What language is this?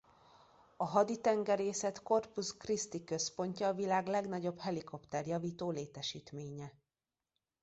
Hungarian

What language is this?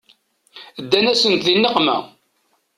Kabyle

